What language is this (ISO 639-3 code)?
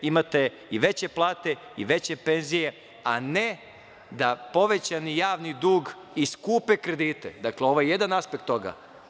srp